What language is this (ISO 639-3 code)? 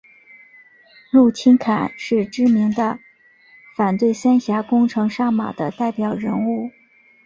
zho